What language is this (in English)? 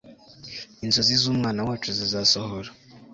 Kinyarwanda